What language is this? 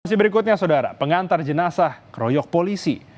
Indonesian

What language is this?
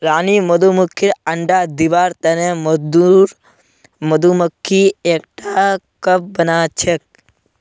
Magahi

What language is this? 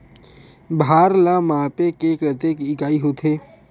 Chhattisgarhi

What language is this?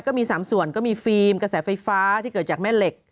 Thai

